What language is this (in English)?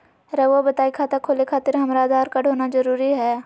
Magahi